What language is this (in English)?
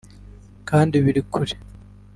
Kinyarwanda